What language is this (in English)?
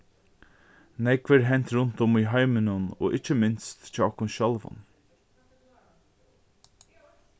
Faroese